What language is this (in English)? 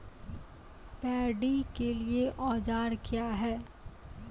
Maithili